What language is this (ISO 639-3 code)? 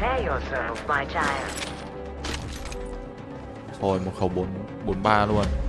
vie